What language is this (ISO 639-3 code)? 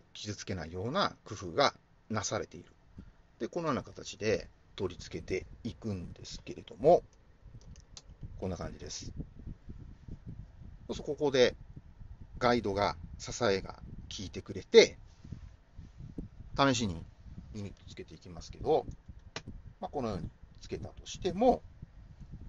jpn